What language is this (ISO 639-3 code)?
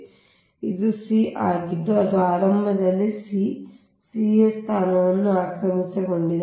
kan